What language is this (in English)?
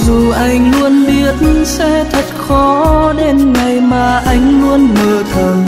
Vietnamese